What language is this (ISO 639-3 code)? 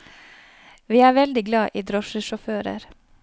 nor